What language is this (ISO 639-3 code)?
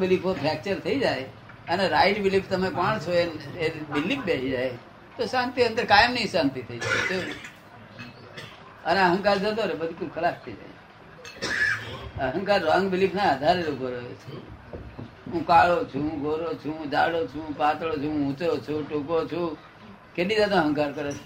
guj